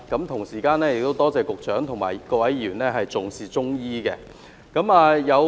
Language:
Cantonese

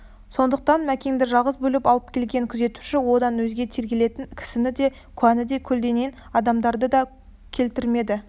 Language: Kazakh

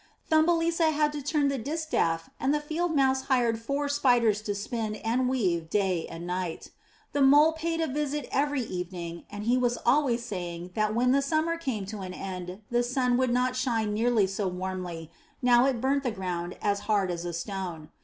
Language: English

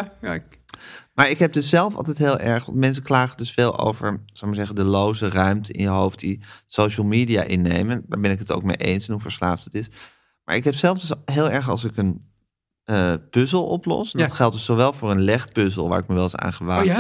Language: Dutch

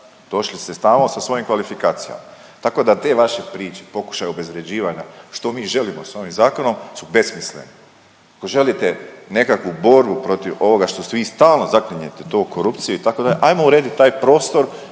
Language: Croatian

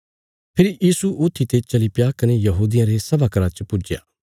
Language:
Bilaspuri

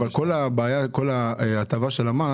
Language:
Hebrew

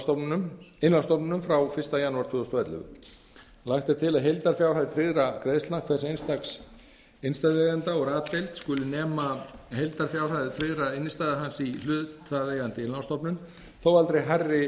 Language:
Icelandic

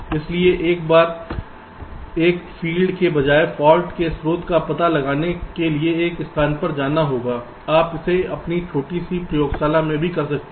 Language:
Hindi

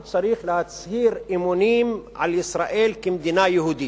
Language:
Hebrew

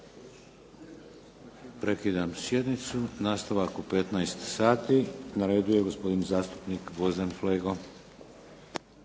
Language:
Croatian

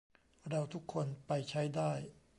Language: Thai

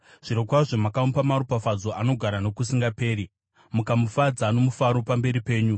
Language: Shona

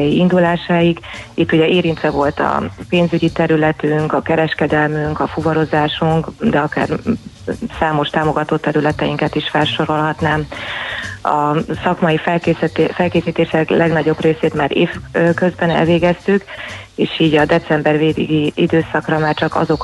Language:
Hungarian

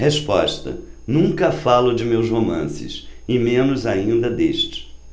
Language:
Portuguese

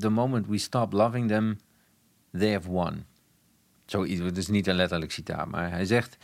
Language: Dutch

